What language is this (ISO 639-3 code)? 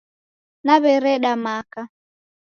dav